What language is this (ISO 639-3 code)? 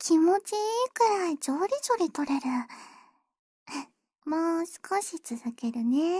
jpn